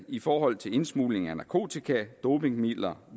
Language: Danish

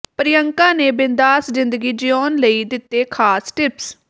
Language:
Punjabi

